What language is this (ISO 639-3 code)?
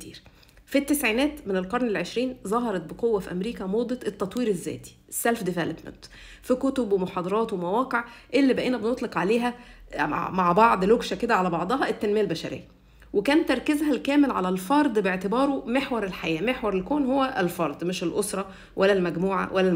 ara